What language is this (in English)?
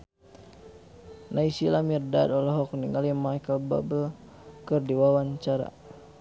Sundanese